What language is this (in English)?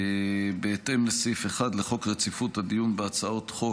Hebrew